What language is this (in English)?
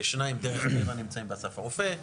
Hebrew